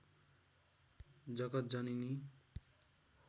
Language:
Nepali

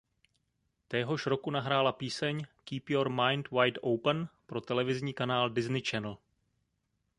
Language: Czech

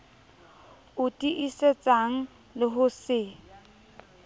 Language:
Southern Sotho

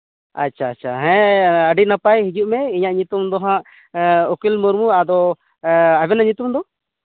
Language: Santali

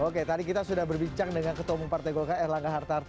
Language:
Indonesian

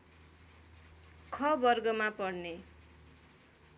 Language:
Nepali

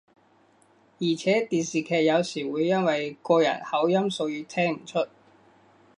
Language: Cantonese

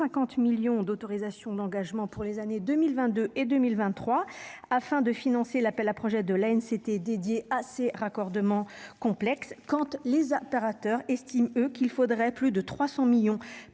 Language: French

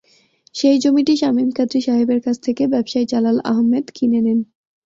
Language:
Bangla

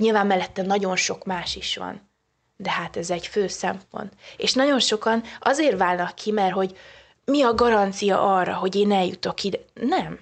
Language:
Hungarian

